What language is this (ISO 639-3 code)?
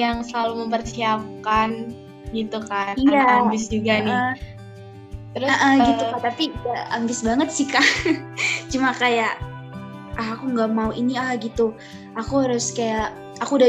ind